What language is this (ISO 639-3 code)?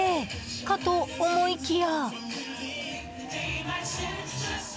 jpn